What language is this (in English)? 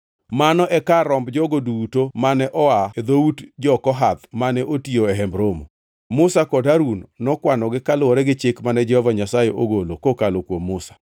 Luo (Kenya and Tanzania)